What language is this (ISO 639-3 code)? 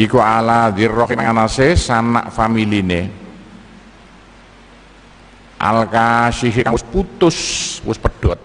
ind